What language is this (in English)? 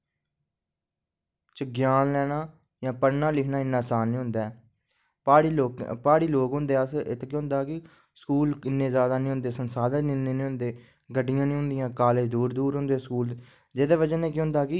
Dogri